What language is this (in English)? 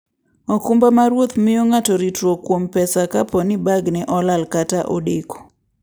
Luo (Kenya and Tanzania)